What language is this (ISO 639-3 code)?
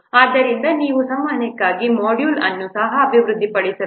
kan